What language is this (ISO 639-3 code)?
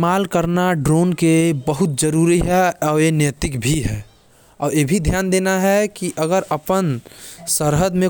kfp